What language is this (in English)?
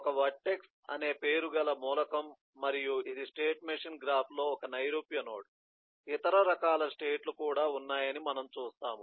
Telugu